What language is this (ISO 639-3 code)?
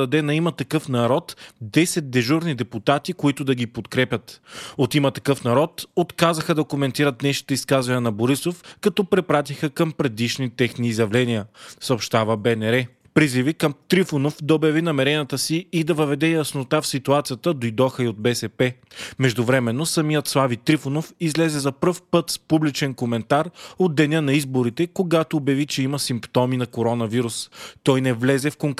bul